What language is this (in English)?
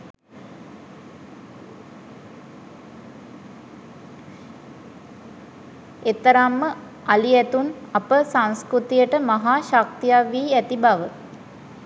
Sinhala